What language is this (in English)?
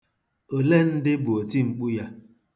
Igbo